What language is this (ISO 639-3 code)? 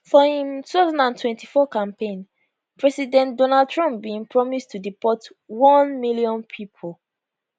pcm